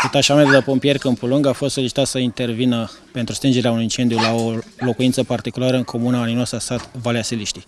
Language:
Romanian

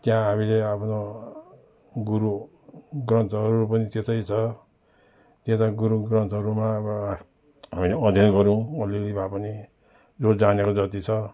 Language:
Nepali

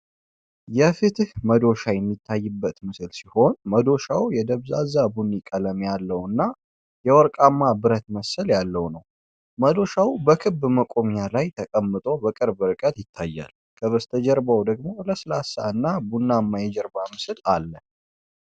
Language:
Amharic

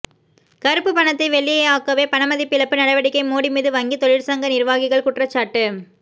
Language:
Tamil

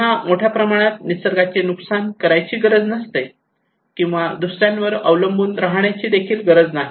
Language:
Marathi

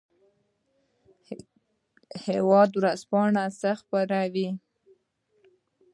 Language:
Pashto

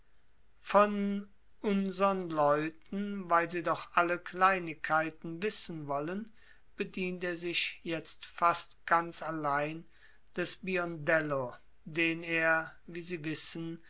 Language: German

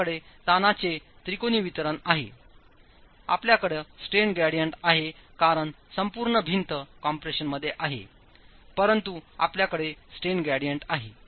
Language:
Marathi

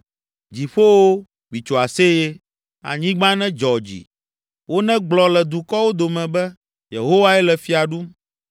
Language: Ewe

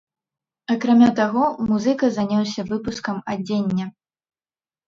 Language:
Belarusian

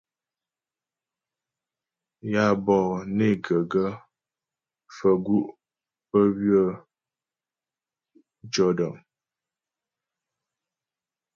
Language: Ghomala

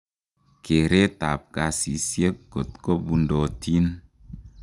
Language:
Kalenjin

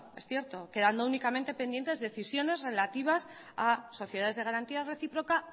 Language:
Spanish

